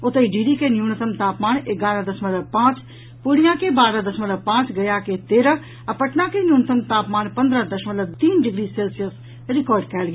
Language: Maithili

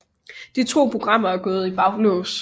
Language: Danish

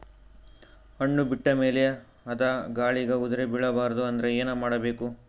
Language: Kannada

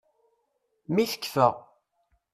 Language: Kabyle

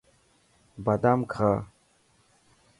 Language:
Dhatki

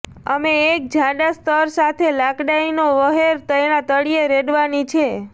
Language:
Gujarati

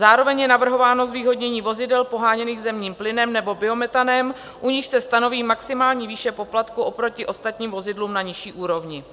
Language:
Czech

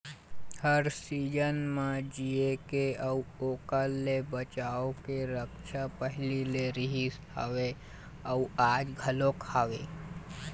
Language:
Chhattisgarhi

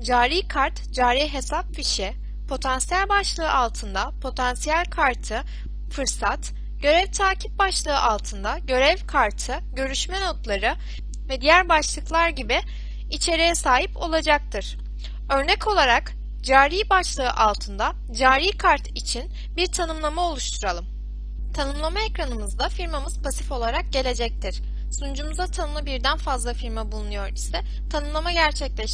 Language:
Turkish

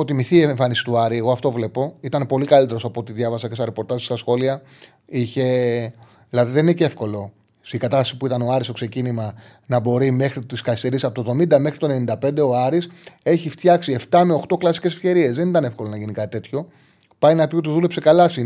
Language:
Greek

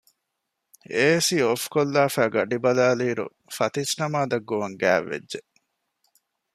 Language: Divehi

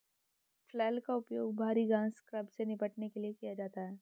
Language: Hindi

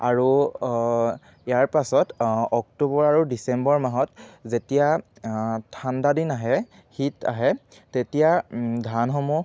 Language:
Assamese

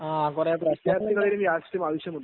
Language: Malayalam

